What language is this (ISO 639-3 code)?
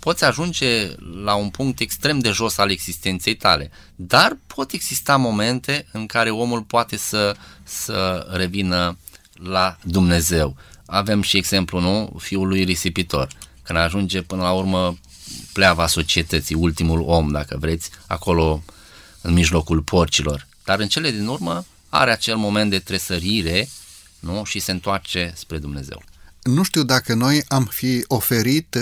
ron